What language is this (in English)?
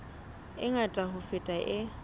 Southern Sotho